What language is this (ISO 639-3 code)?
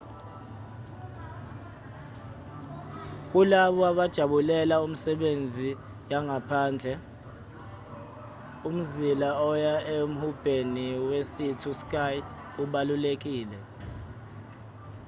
zul